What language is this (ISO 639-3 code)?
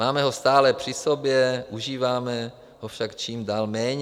ces